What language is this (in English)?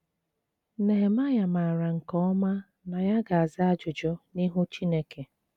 Igbo